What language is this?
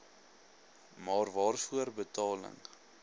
Afrikaans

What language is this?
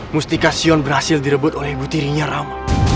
Indonesian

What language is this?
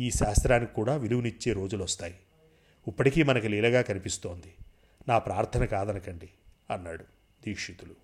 Telugu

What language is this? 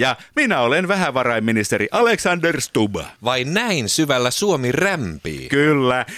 Finnish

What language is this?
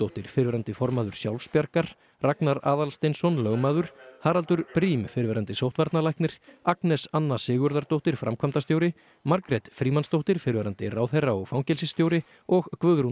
Icelandic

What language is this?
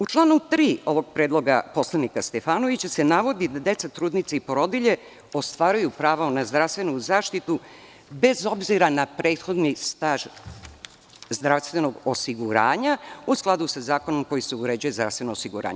Serbian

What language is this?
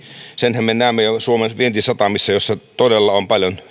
Finnish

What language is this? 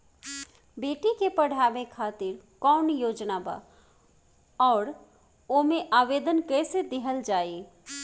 Bhojpuri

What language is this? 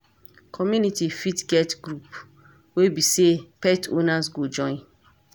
Nigerian Pidgin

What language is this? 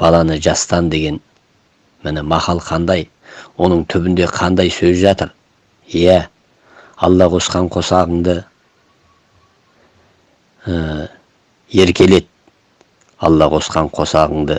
Turkish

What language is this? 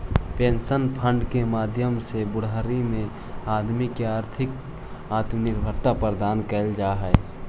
Magahi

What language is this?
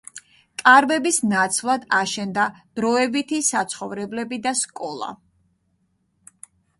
Georgian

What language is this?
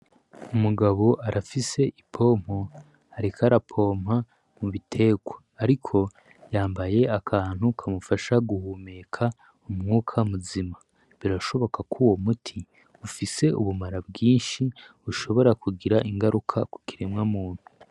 Rundi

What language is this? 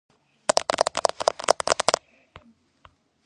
Georgian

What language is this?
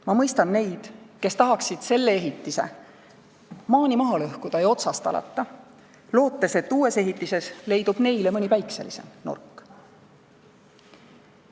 Estonian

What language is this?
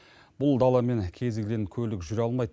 Kazakh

